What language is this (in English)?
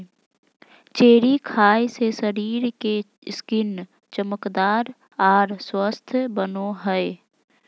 Magahi